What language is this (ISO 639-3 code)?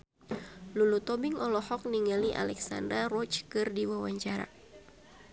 sun